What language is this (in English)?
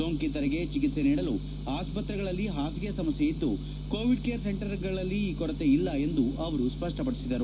Kannada